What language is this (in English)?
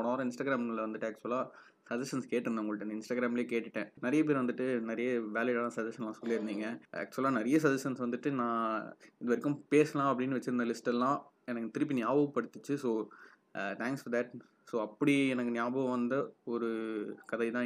Tamil